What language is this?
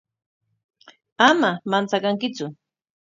Corongo Ancash Quechua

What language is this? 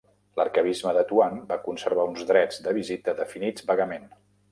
Catalan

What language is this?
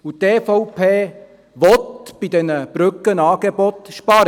Swiss German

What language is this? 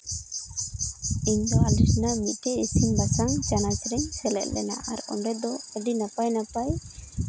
Santali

